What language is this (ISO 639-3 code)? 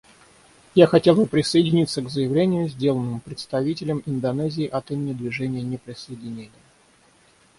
rus